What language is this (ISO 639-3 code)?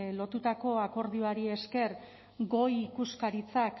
eus